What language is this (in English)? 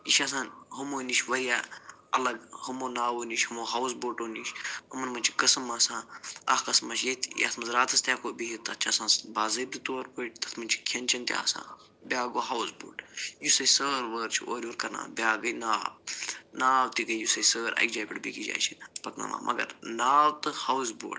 Kashmiri